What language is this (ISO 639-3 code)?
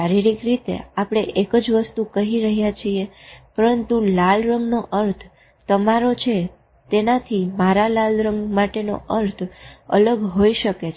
guj